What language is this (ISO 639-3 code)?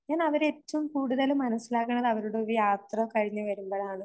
mal